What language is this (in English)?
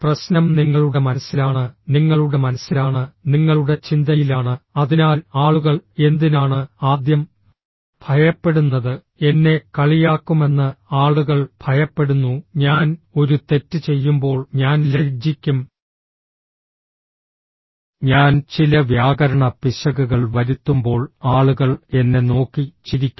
Malayalam